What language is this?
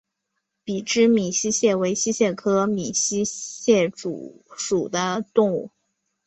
Chinese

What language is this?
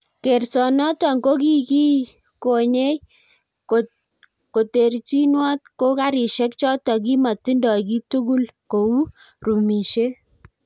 Kalenjin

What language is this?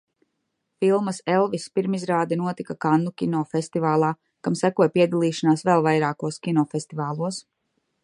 Latvian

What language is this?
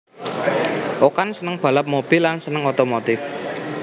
Javanese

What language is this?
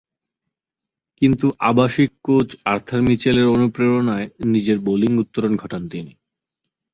Bangla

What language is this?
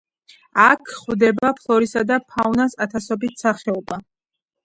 Georgian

